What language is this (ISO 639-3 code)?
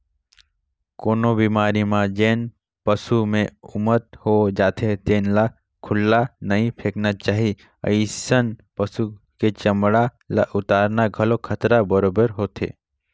hne